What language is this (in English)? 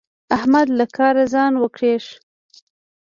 Pashto